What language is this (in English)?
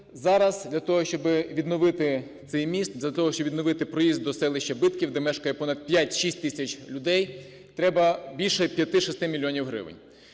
Ukrainian